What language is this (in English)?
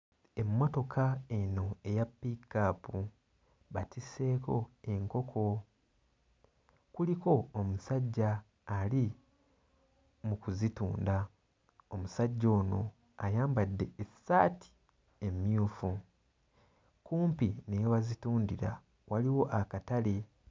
Ganda